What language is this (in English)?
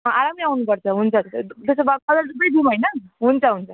Nepali